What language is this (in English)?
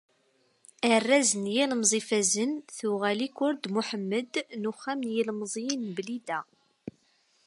Kabyle